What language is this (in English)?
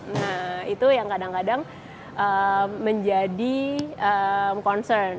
Indonesian